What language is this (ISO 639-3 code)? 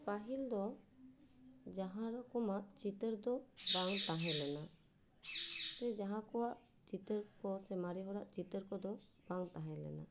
sat